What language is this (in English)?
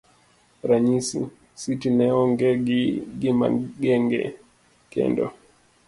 Luo (Kenya and Tanzania)